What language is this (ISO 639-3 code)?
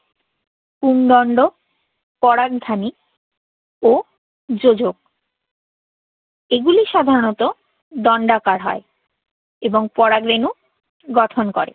ben